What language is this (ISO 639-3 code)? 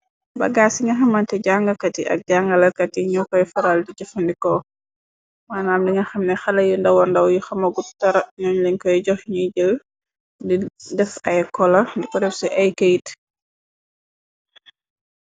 wol